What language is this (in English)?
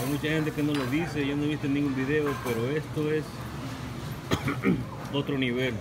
Spanish